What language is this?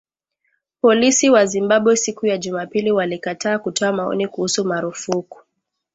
Swahili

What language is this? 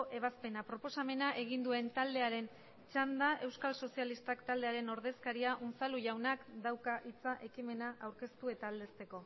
Basque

